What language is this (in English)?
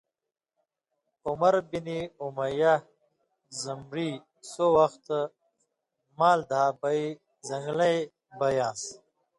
Indus Kohistani